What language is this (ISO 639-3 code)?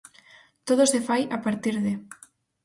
glg